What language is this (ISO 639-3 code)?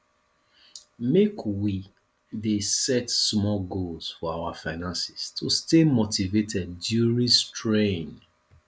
pcm